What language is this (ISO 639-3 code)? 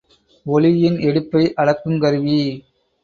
tam